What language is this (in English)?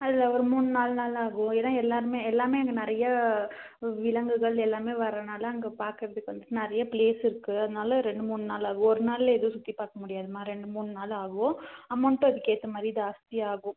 Tamil